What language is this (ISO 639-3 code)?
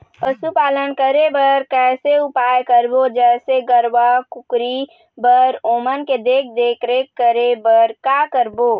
hne